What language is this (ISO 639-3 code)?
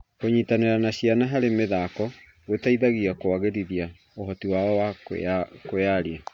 kik